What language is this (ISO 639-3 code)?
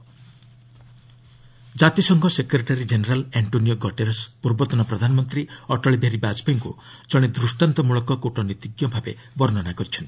ori